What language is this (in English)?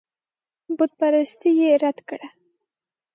Pashto